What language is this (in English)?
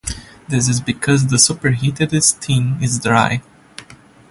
English